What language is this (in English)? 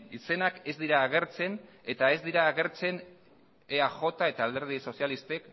Basque